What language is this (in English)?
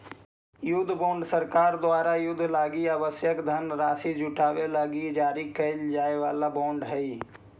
Magahi